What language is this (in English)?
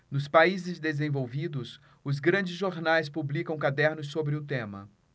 Portuguese